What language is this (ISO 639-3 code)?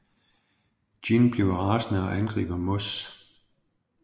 dan